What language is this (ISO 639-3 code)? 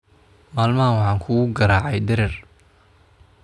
som